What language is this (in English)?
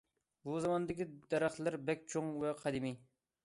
Uyghur